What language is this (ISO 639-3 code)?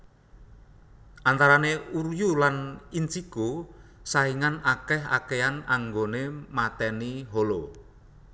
jav